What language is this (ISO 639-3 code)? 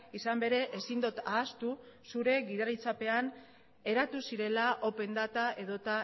eus